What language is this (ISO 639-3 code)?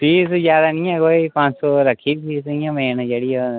doi